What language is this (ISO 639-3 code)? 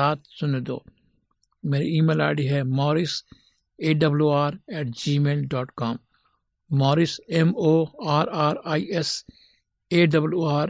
hin